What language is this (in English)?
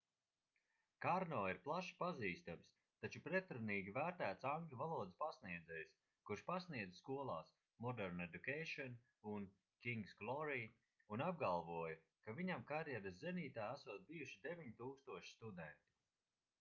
Latvian